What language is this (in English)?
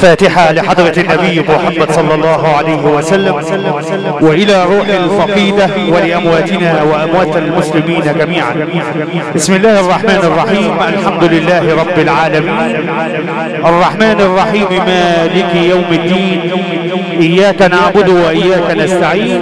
Arabic